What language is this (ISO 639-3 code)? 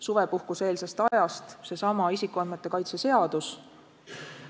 est